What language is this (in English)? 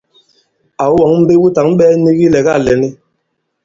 Bankon